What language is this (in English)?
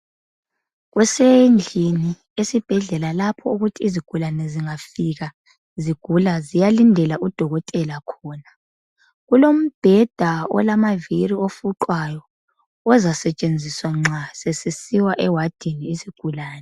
North Ndebele